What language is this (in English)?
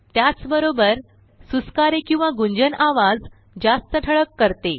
Marathi